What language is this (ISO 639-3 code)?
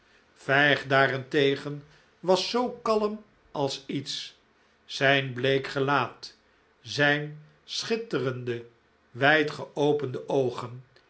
nld